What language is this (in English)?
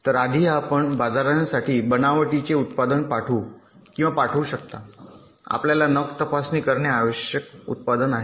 Marathi